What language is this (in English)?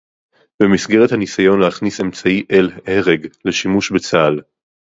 Hebrew